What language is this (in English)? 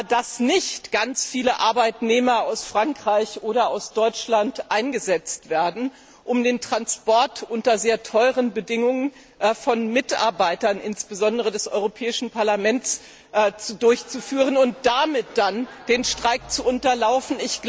German